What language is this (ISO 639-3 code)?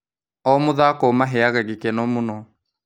kik